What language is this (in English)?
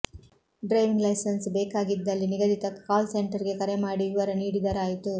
Kannada